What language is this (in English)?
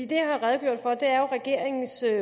Danish